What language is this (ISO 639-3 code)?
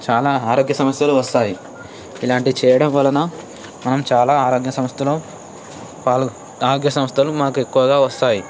tel